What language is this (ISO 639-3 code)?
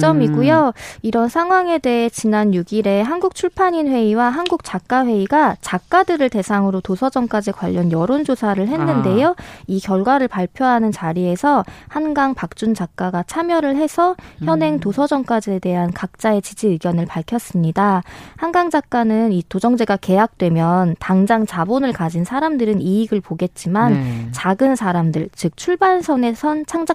kor